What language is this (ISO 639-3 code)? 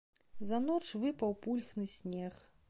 bel